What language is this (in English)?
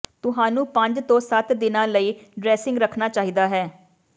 Punjabi